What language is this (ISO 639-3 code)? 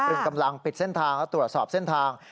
tha